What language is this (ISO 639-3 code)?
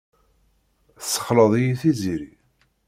kab